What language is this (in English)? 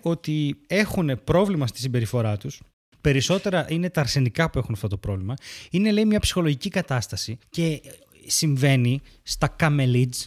Greek